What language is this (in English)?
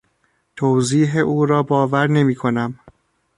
Persian